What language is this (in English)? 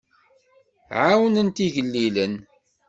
Kabyle